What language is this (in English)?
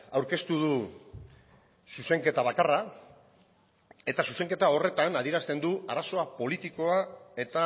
Basque